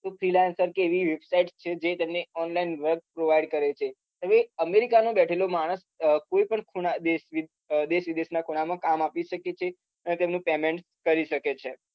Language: Gujarati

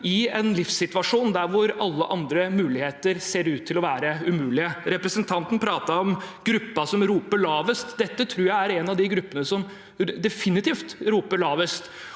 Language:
Norwegian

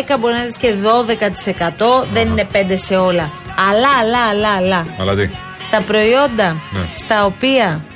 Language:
Greek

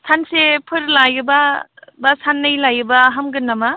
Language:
Bodo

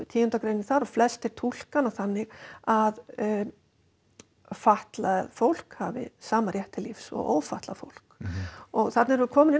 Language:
Icelandic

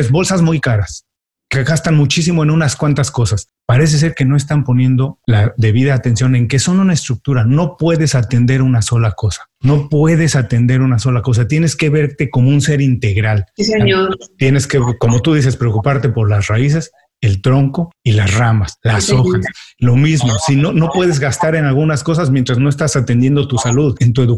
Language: Spanish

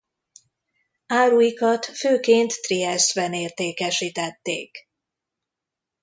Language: Hungarian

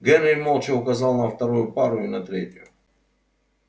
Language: Russian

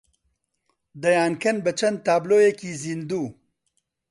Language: Central Kurdish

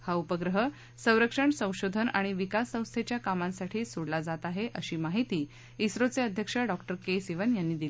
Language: Marathi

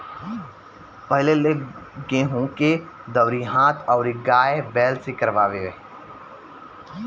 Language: Bhojpuri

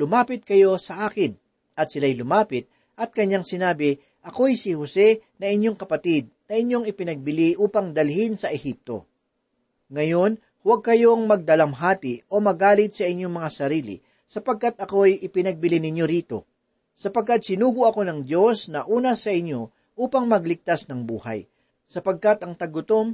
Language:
Filipino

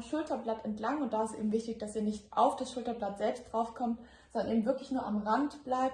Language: German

